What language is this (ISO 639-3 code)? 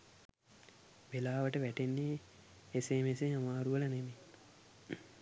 sin